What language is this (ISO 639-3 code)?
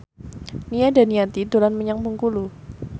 jav